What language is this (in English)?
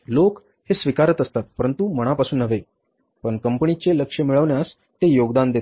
Marathi